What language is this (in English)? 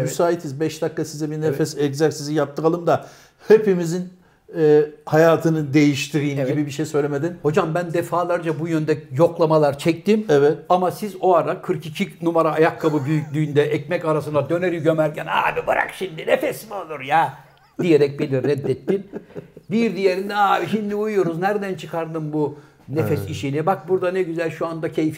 Turkish